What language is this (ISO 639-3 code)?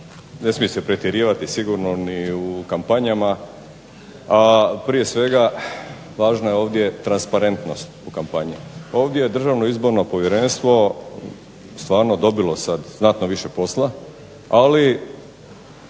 hrv